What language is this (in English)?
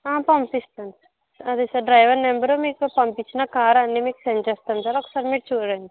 Telugu